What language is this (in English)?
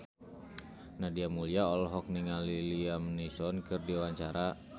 Sundanese